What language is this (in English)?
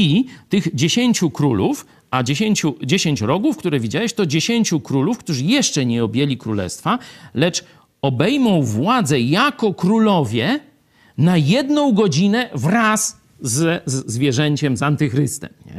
Polish